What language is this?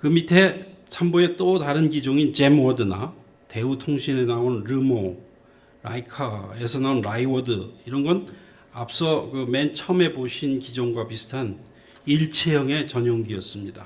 Korean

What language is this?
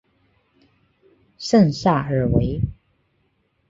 Chinese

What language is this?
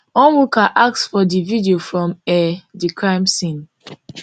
Nigerian Pidgin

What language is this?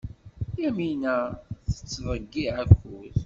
Kabyle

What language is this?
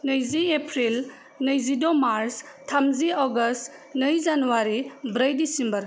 Bodo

